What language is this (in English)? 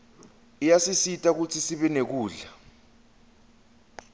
Swati